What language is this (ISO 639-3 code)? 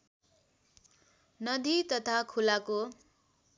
nep